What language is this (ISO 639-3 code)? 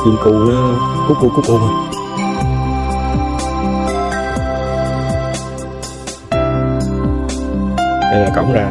vie